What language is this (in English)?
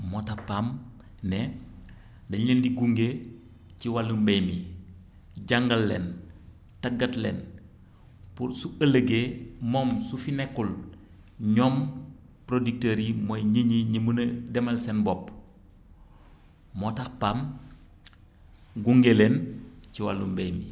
Wolof